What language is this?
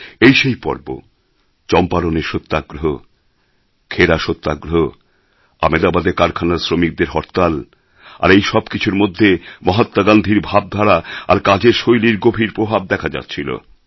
Bangla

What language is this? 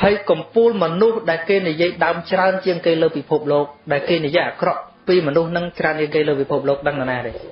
Vietnamese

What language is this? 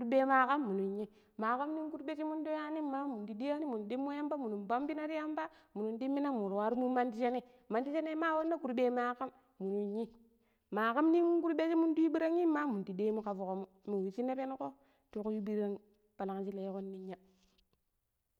Pero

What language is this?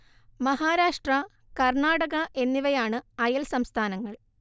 Malayalam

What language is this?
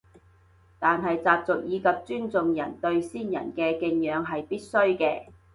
Cantonese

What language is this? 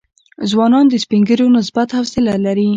Pashto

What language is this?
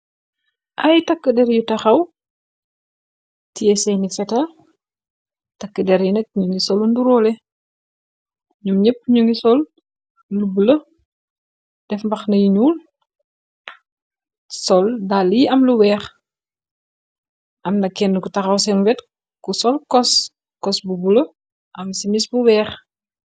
Wolof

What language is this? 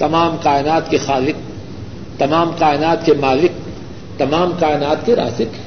Urdu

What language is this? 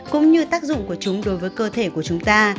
Vietnamese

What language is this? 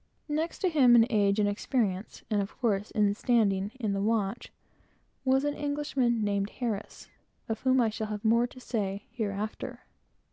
English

